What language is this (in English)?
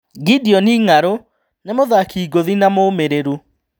Kikuyu